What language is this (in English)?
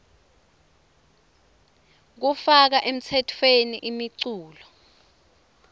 Swati